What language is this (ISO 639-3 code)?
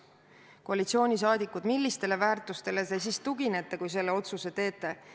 est